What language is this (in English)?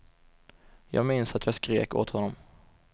Swedish